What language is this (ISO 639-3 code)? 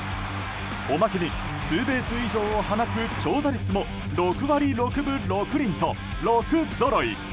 jpn